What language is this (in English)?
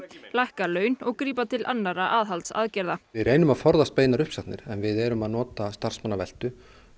Icelandic